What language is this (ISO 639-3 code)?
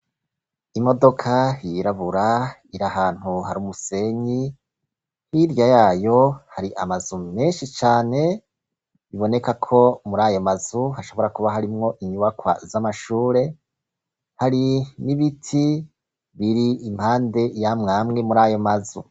run